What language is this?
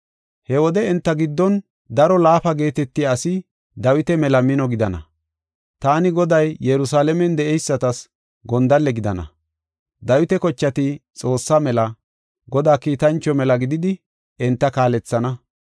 Gofa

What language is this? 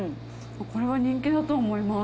Japanese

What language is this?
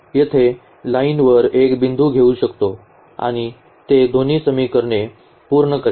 Marathi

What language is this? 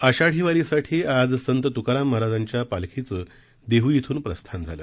Marathi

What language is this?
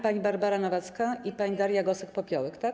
Polish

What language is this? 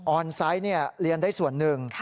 Thai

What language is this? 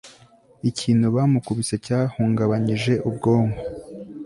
Kinyarwanda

